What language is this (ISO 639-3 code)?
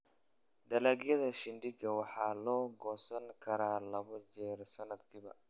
som